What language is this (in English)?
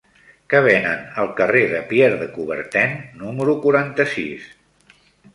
Catalan